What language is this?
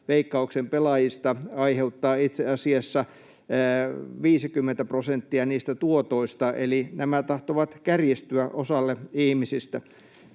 Finnish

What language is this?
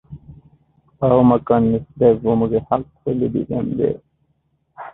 Divehi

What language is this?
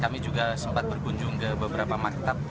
Indonesian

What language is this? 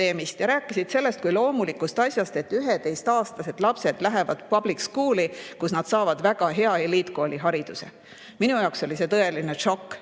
Estonian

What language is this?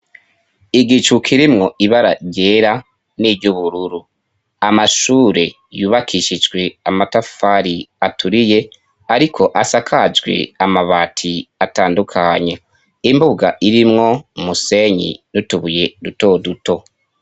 Rundi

